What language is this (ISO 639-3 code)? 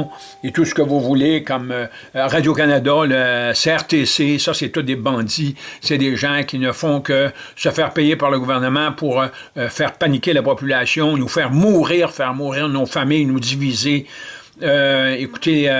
fra